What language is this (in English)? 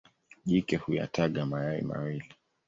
Swahili